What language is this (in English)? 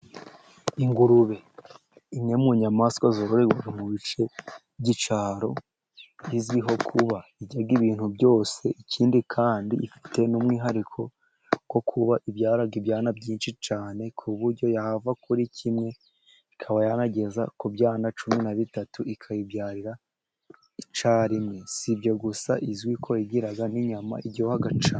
Kinyarwanda